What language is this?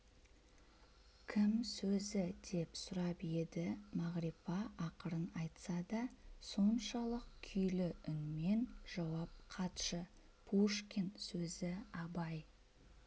Kazakh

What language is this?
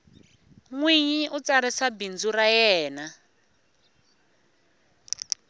Tsonga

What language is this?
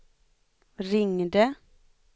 Swedish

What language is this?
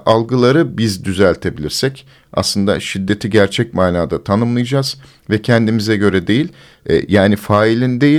Turkish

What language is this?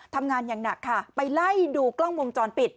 Thai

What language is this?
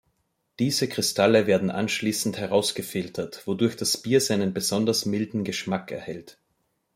German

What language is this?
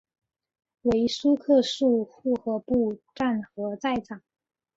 Chinese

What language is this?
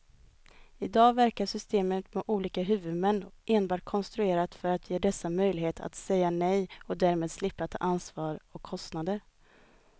Swedish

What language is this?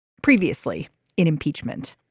English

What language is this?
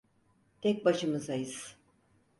Turkish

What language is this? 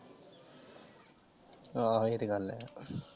Punjabi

